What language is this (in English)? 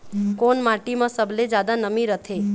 Chhattisgarhi